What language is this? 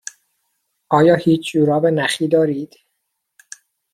Persian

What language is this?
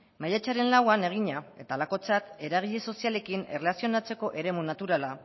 Basque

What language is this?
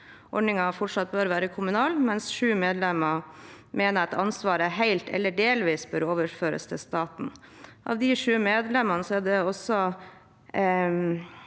Norwegian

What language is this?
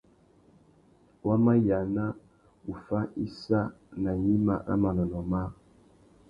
Tuki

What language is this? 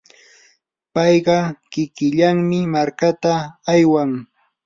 Yanahuanca Pasco Quechua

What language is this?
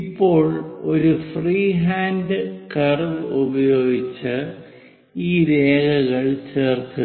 Malayalam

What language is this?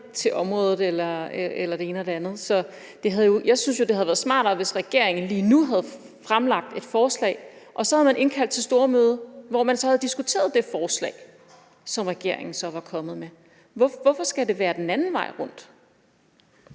Danish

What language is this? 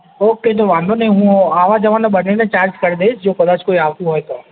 Gujarati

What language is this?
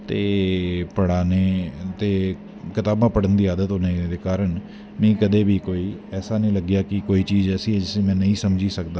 Dogri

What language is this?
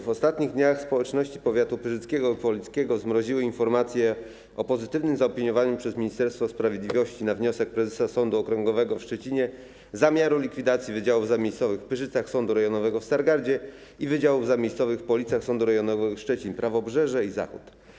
Polish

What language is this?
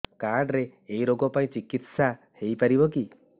Odia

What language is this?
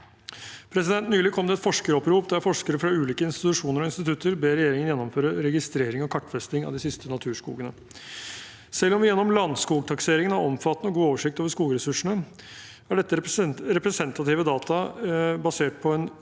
Norwegian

